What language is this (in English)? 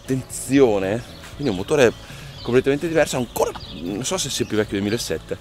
Italian